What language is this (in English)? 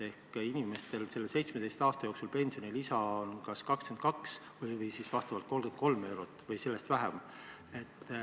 Estonian